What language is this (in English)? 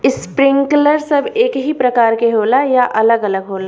Bhojpuri